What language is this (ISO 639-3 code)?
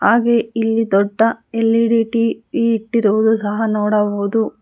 kan